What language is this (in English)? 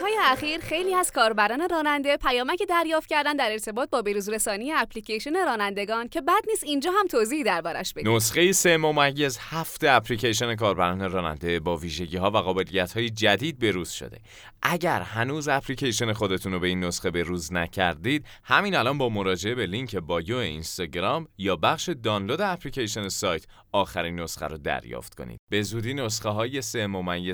Persian